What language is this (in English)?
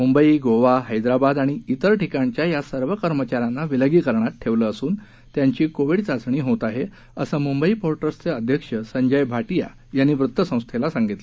Marathi